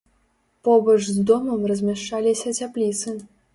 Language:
Belarusian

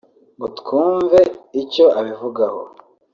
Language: Kinyarwanda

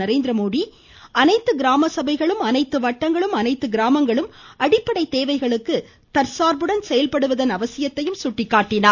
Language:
Tamil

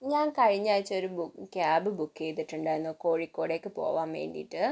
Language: Malayalam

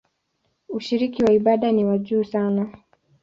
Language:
Swahili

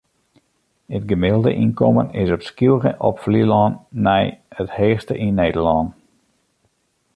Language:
Western Frisian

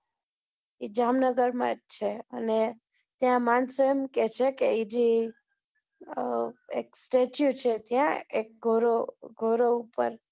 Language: Gujarati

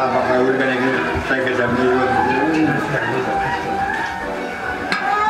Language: Turkish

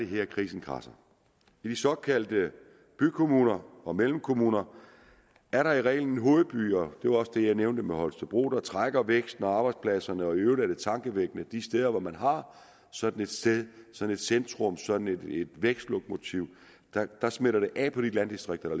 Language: Danish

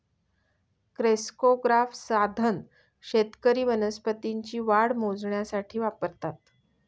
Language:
Marathi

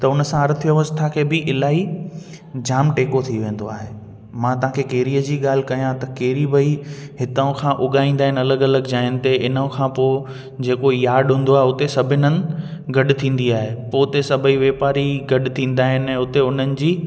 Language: Sindhi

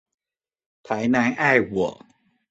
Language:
Chinese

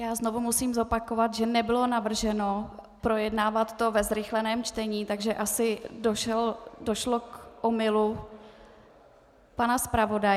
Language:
Czech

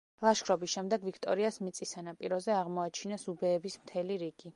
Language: Georgian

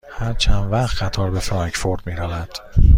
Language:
Persian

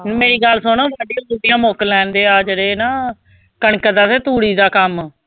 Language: Punjabi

